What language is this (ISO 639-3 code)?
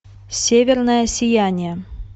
rus